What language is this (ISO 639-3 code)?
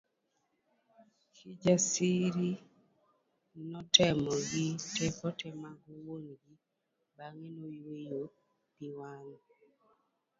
luo